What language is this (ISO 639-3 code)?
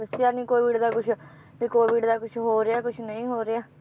pan